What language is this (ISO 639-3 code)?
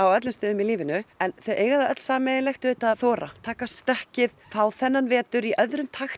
isl